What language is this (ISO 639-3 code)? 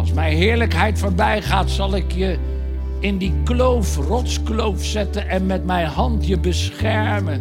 nld